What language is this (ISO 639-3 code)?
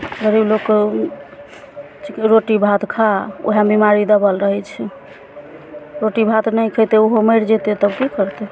mai